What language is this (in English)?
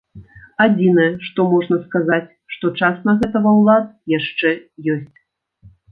Belarusian